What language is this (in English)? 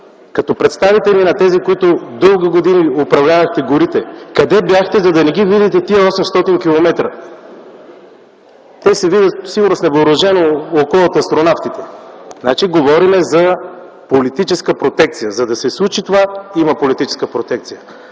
Bulgarian